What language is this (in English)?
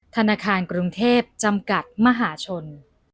Thai